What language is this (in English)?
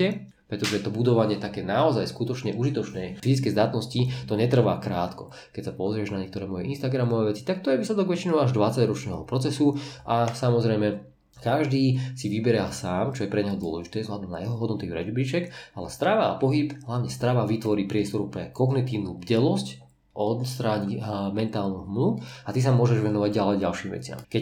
Slovak